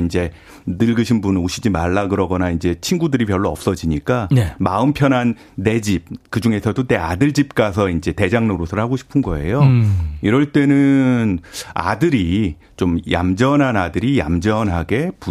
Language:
Korean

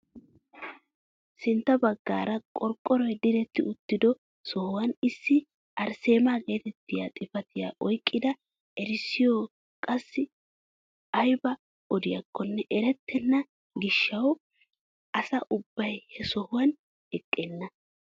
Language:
Wolaytta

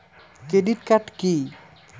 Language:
Bangla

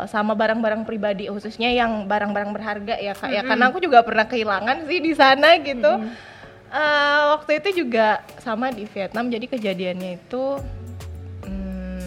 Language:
Indonesian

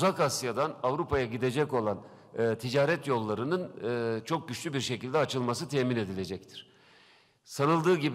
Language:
Turkish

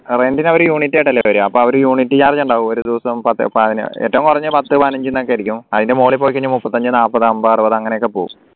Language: Malayalam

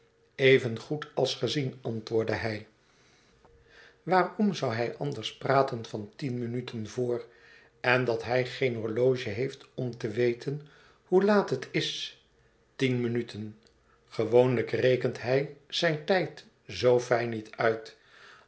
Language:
Dutch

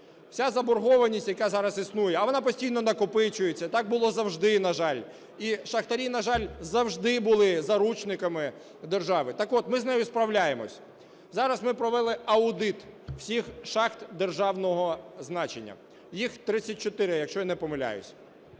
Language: Ukrainian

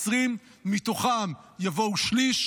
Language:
Hebrew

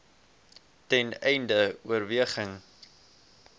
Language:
Afrikaans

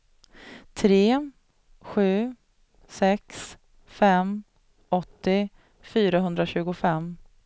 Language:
Swedish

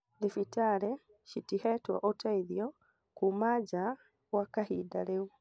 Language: Kikuyu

